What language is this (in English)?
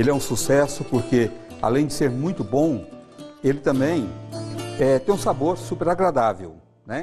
Portuguese